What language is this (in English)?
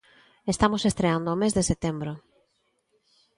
Galician